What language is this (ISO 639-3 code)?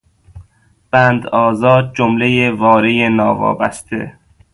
fas